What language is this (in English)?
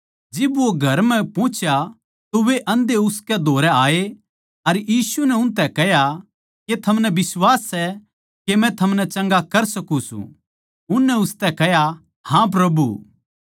Haryanvi